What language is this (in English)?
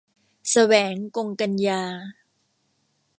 Thai